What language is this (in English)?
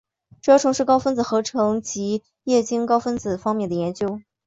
Chinese